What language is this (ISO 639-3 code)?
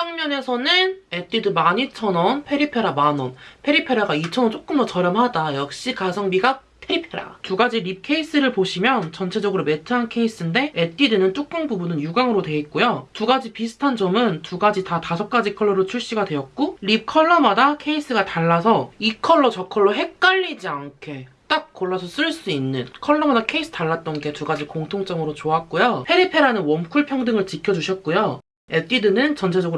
kor